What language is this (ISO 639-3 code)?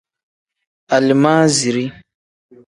kdh